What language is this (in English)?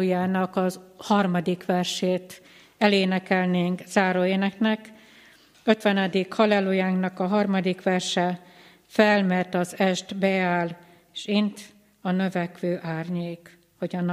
Hungarian